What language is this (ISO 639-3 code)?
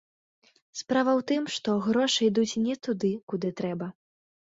bel